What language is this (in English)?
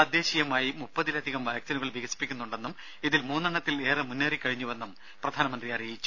Malayalam